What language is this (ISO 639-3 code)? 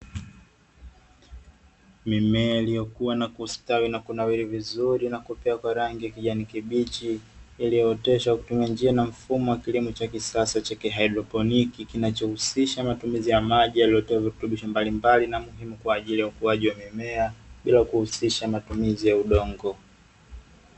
swa